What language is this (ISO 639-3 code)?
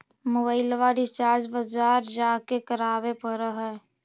mag